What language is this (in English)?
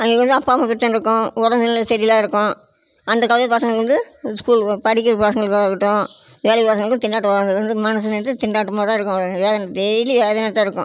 Tamil